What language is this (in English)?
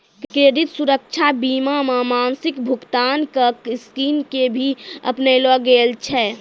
Maithili